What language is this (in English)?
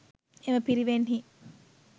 Sinhala